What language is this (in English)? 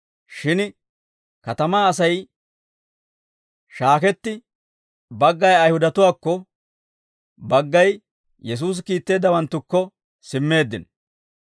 Dawro